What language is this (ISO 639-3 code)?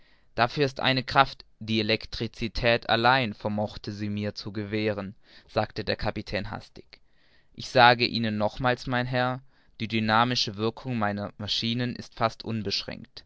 deu